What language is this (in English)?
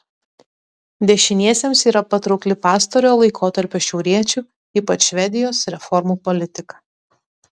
Lithuanian